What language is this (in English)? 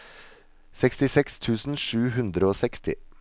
Norwegian